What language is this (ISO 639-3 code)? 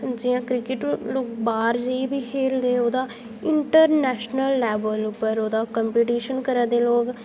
doi